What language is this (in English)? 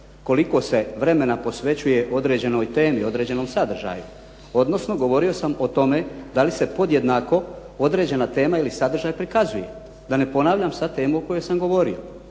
Croatian